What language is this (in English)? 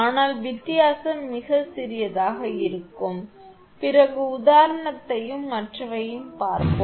Tamil